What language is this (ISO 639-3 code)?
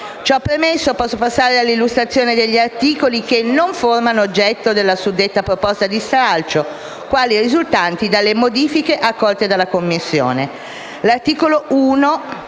ita